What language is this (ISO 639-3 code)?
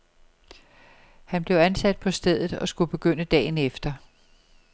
dan